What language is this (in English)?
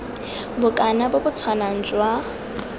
Tswana